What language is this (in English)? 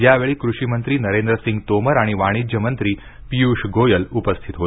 Marathi